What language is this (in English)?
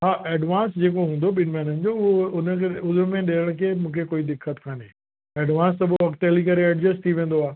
Sindhi